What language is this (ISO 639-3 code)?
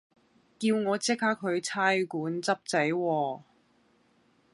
yue